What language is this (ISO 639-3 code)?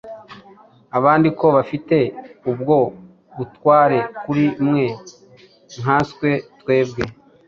kin